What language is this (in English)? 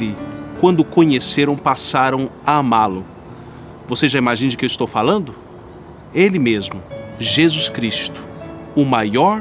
Portuguese